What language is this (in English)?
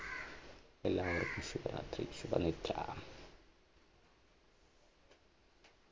Malayalam